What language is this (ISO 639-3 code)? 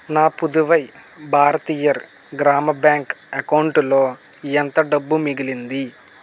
tel